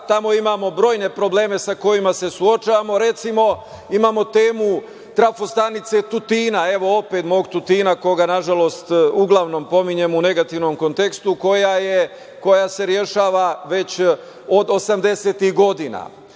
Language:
Serbian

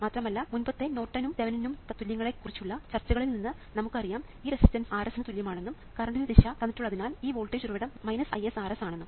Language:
Malayalam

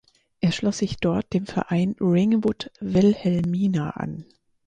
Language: German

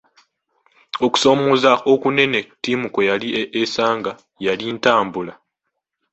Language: Ganda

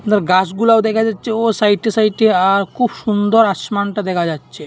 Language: Bangla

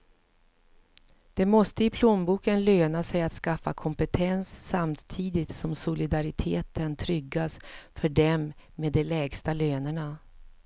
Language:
Swedish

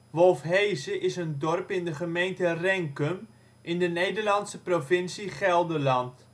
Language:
Dutch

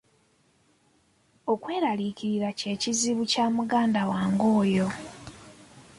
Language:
Ganda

